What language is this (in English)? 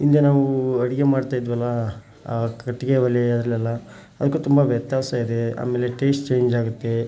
Kannada